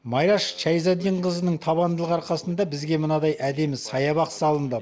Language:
Kazakh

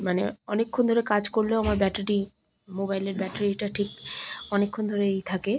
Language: Bangla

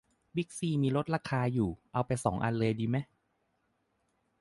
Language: Thai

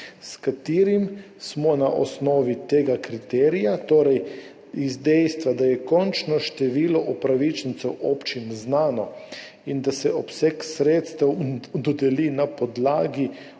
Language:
Slovenian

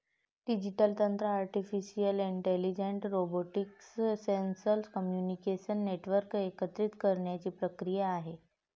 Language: Marathi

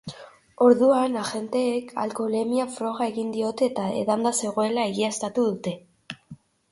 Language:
Basque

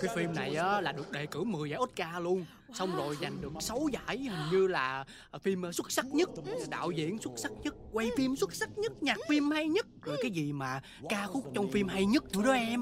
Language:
Vietnamese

